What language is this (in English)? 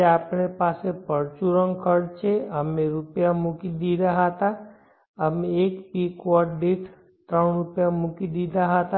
Gujarati